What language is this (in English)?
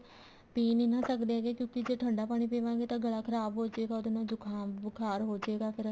Punjabi